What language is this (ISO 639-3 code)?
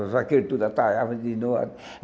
por